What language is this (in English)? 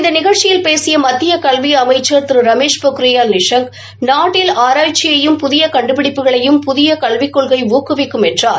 Tamil